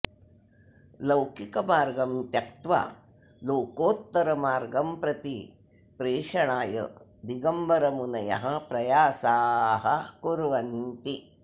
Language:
Sanskrit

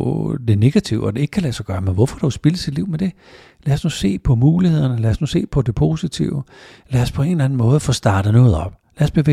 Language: Danish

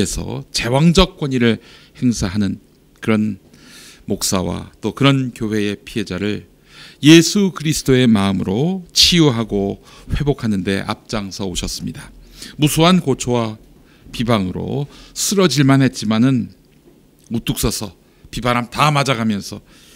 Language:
Korean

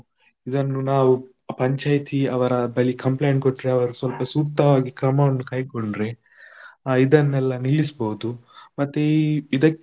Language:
Kannada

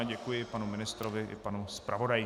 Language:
Czech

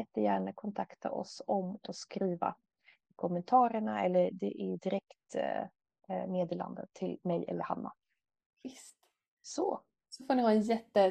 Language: Swedish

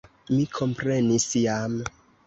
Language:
Esperanto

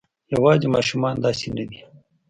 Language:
Pashto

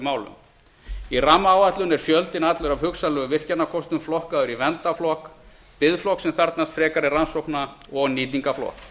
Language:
Icelandic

